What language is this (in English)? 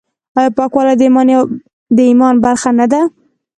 Pashto